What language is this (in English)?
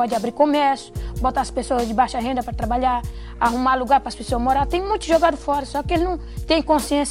Portuguese